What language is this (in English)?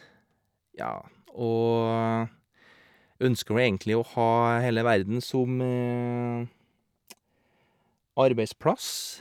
Norwegian